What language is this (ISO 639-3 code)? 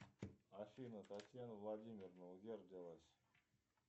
rus